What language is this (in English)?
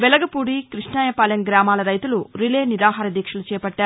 Telugu